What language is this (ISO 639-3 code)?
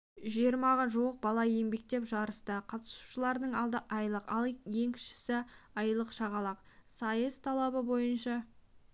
kaz